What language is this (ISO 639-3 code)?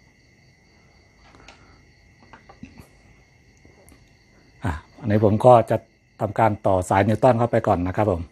tha